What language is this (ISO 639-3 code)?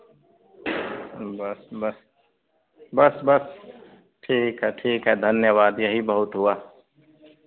hin